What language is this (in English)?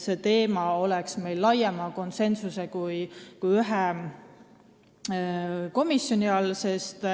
Estonian